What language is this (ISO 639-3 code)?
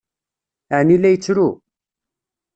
kab